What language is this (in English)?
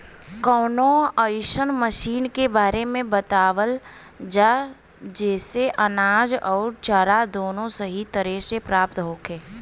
Bhojpuri